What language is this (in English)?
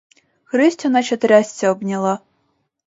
Ukrainian